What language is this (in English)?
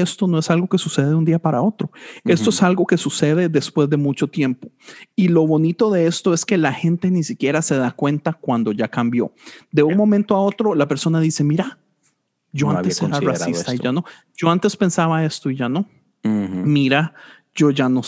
Spanish